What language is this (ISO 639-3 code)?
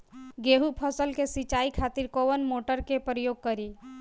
bho